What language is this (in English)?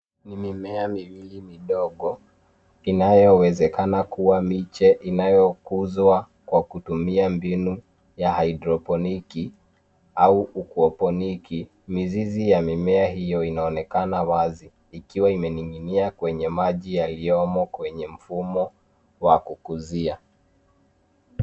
Swahili